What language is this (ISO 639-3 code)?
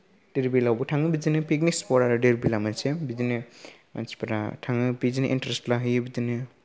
brx